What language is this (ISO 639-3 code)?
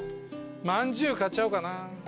jpn